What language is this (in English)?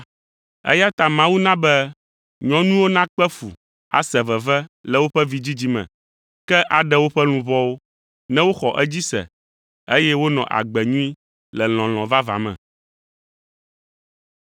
Ewe